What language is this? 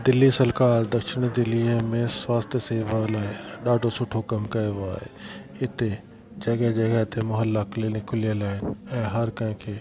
Sindhi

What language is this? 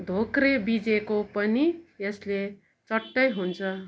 Nepali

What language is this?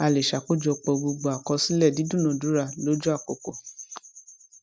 Yoruba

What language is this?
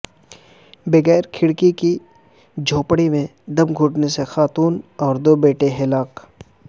Urdu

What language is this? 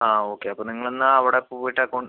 Malayalam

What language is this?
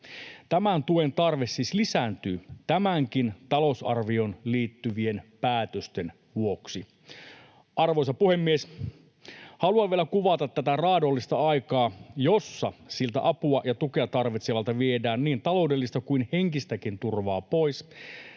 Finnish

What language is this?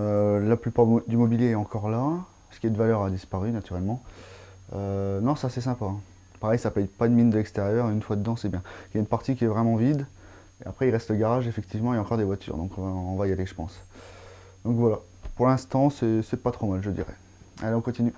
French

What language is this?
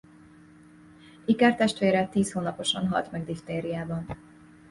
Hungarian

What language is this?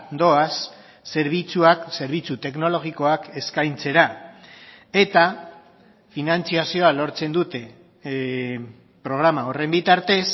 Basque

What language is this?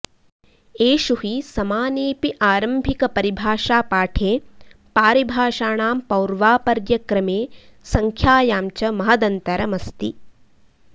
Sanskrit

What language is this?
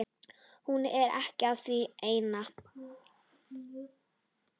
Icelandic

